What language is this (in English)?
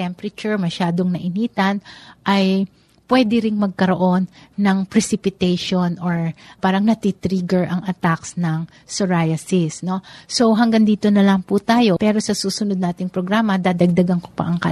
Filipino